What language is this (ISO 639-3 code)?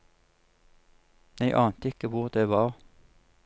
nor